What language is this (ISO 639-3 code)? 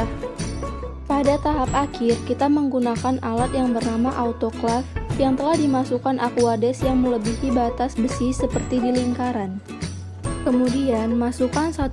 ind